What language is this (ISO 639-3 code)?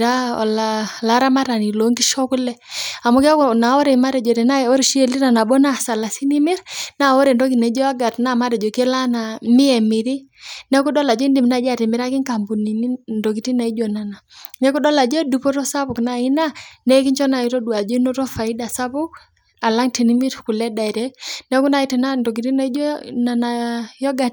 mas